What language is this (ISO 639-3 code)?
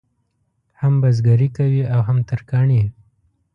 pus